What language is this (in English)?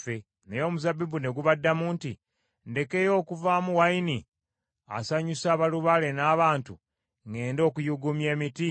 Ganda